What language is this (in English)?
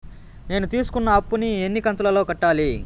Telugu